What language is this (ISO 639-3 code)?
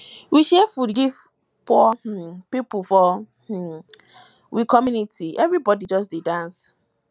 pcm